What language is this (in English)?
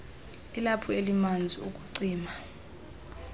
Xhosa